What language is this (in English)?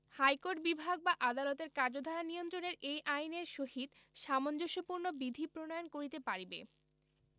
Bangla